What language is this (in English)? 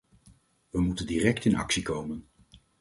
Dutch